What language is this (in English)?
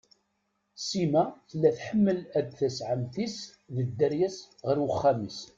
Kabyle